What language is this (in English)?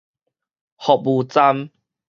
Min Nan Chinese